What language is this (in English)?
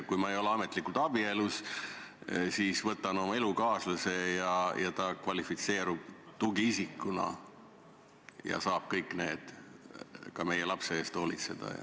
Estonian